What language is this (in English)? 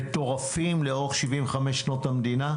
Hebrew